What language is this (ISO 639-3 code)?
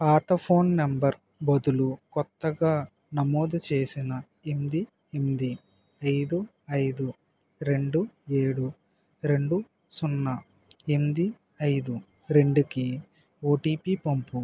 tel